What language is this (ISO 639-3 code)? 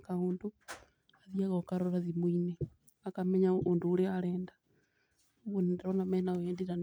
kik